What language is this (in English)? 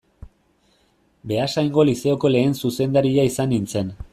Basque